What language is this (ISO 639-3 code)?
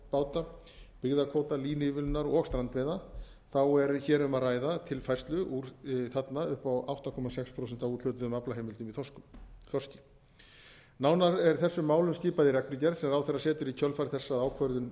isl